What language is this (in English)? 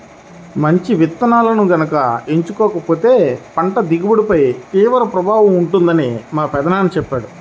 Telugu